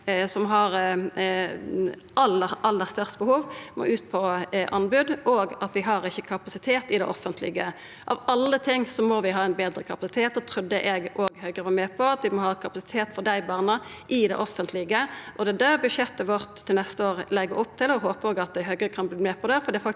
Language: Norwegian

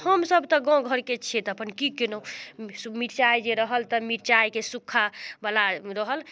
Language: Maithili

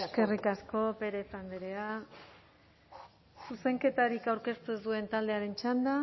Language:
Basque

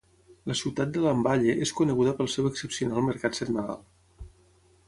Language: Catalan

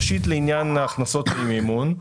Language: Hebrew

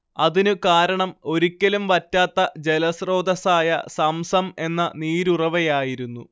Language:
Malayalam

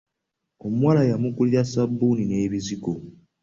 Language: Ganda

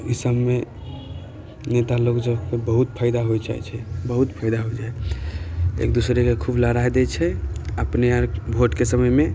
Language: Maithili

